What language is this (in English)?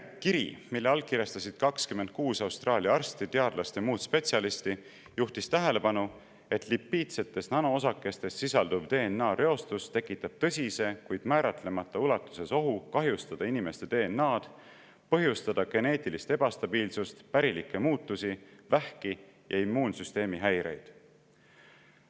Estonian